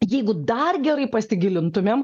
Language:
Lithuanian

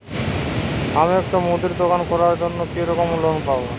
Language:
Bangla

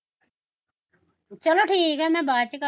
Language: Punjabi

